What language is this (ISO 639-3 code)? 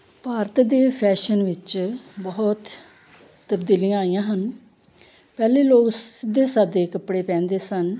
pan